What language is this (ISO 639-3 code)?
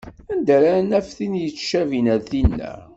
kab